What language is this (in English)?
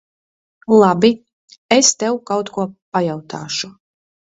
Latvian